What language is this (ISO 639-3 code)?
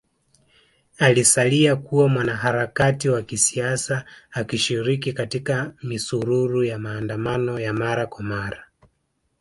swa